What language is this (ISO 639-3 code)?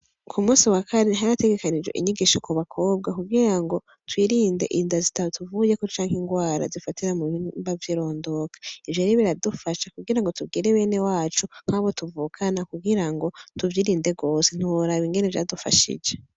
run